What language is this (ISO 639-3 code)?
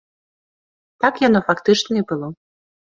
bel